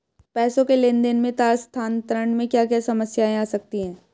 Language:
Hindi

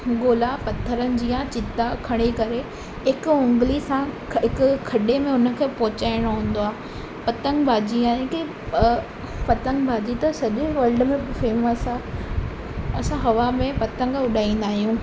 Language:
Sindhi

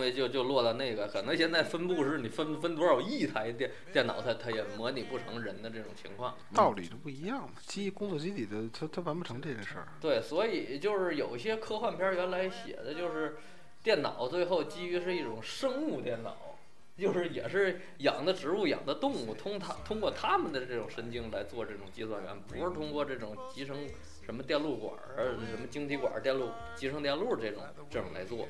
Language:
Chinese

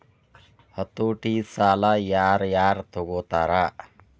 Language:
Kannada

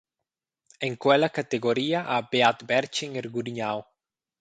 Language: Romansh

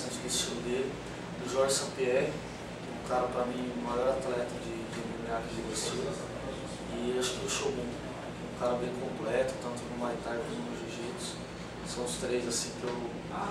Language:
Portuguese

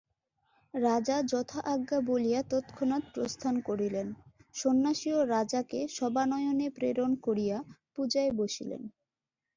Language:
Bangla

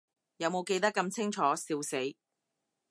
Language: Cantonese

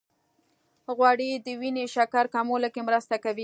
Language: Pashto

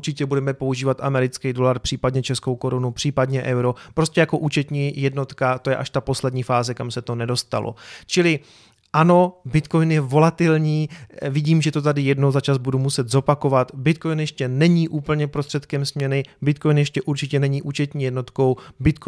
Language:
Czech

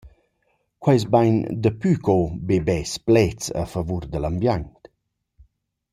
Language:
Romansh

